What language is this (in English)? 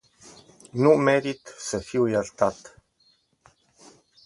Romanian